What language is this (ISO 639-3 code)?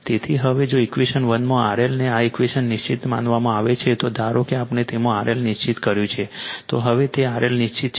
guj